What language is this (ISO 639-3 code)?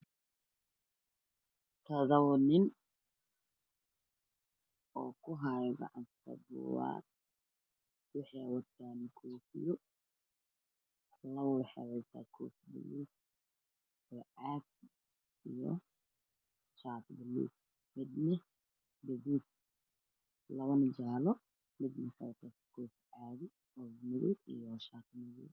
som